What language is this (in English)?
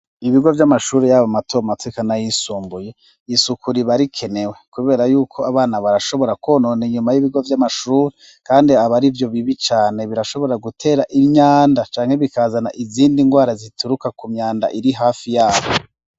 Rundi